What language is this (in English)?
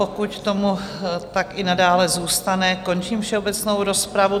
Czech